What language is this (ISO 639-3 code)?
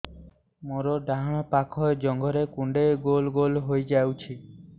ori